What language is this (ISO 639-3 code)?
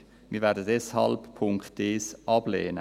gsw